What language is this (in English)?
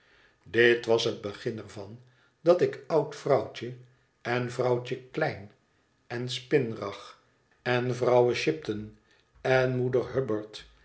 Dutch